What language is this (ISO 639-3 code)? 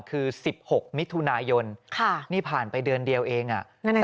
tha